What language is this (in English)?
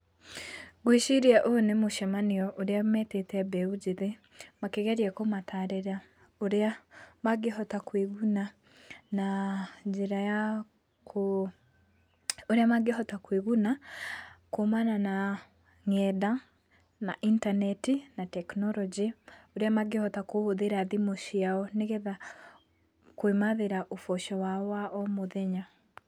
Kikuyu